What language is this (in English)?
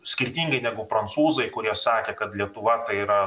Lithuanian